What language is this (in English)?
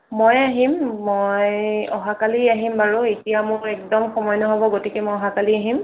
Assamese